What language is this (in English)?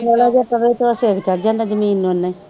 Punjabi